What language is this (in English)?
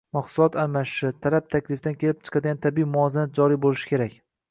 Uzbek